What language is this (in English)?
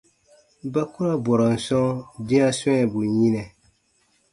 Baatonum